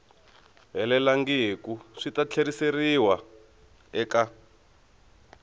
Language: Tsonga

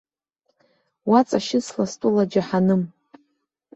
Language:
Abkhazian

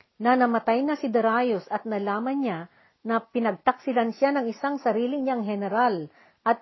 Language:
Filipino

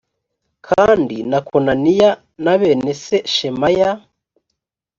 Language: Kinyarwanda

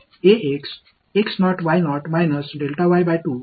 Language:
Tamil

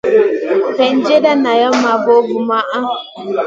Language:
Masana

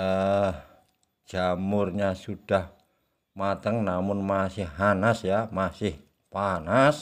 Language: Indonesian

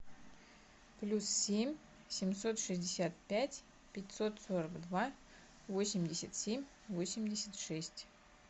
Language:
Russian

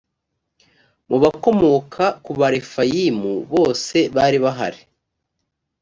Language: Kinyarwanda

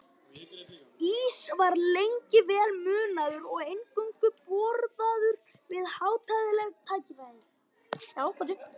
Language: Icelandic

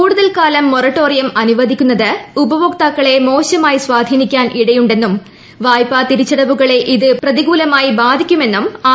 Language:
Malayalam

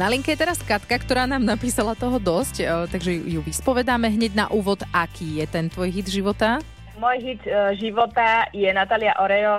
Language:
Slovak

